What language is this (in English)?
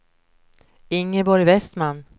Swedish